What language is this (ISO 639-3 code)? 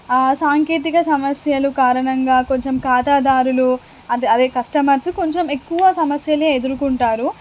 tel